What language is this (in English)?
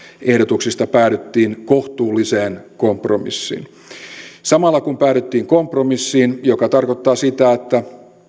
Finnish